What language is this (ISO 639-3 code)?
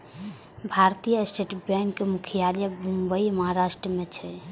mai